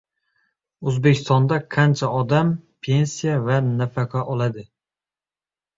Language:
Uzbek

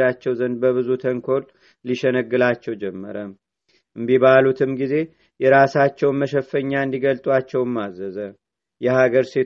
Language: Amharic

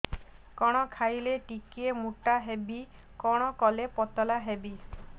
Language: Odia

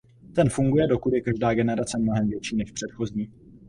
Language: Czech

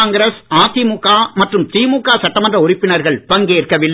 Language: Tamil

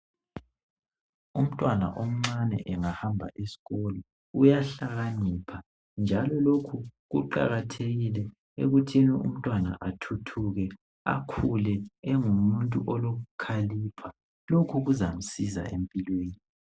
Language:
North Ndebele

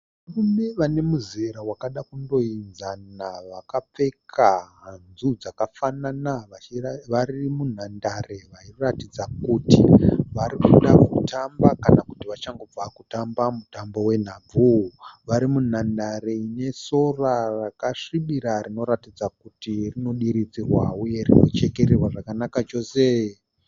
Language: Shona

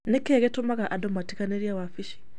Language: Kikuyu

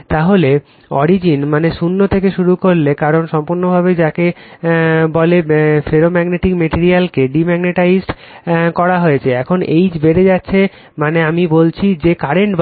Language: Bangla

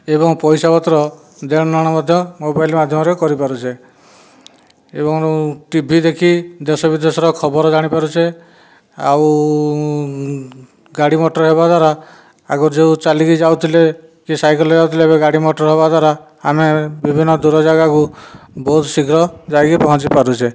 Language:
Odia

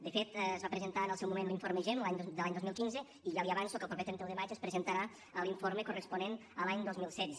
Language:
Catalan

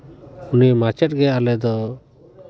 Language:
Santali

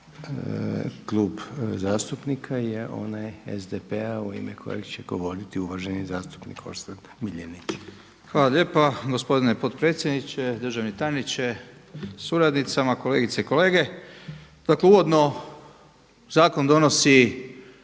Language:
Croatian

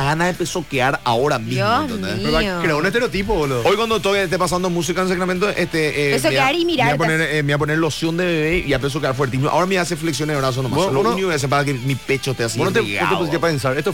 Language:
Spanish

